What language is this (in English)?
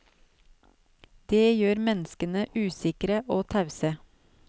Norwegian